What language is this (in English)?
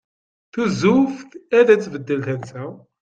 Kabyle